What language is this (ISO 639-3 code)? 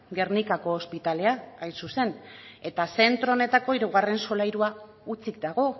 eus